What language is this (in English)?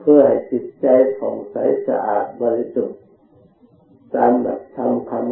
Thai